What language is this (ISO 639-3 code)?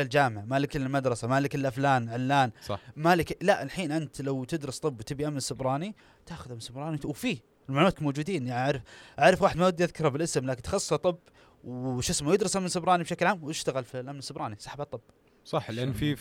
ara